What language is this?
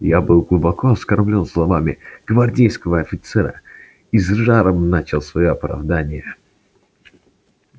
Russian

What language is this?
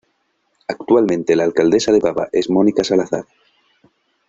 Spanish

